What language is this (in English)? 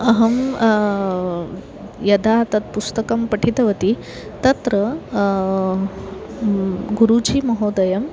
Sanskrit